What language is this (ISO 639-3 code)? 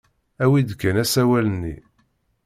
kab